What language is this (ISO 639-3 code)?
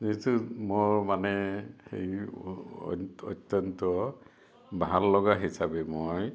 asm